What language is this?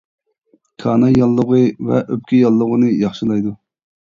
Uyghur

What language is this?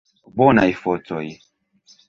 Esperanto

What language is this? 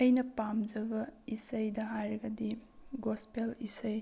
Manipuri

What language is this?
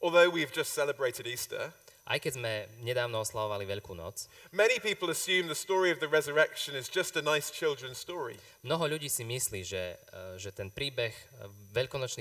Slovak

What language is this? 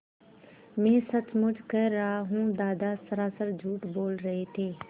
Hindi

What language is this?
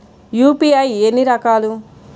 Telugu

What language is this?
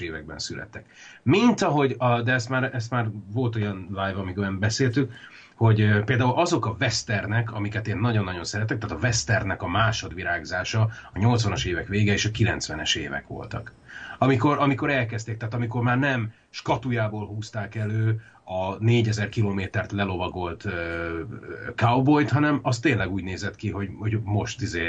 Hungarian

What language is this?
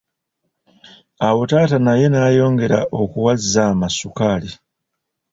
Ganda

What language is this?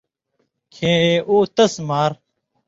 Indus Kohistani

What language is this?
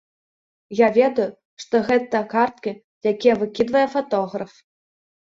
Belarusian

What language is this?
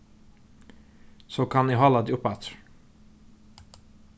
Faroese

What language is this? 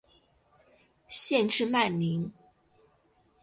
Chinese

